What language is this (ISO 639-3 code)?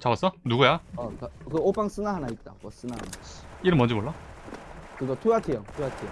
kor